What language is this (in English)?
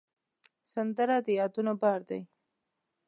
Pashto